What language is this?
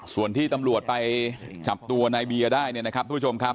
Thai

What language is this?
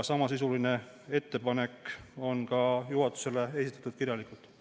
Estonian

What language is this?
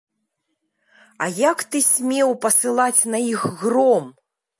Belarusian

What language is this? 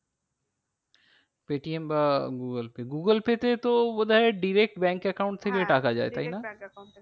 Bangla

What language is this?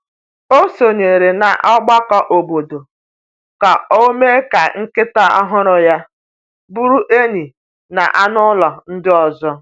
Igbo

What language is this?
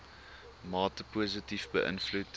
Afrikaans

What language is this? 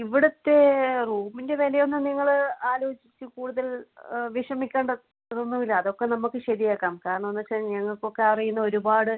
Malayalam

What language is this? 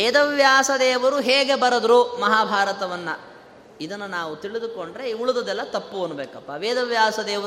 Kannada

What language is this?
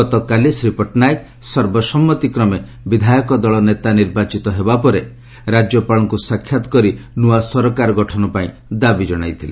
Odia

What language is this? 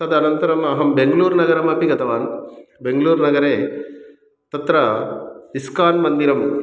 Sanskrit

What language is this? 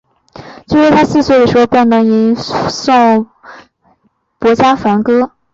Chinese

